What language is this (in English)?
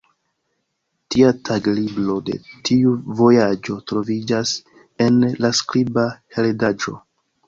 Esperanto